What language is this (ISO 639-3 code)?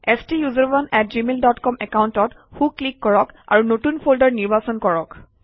asm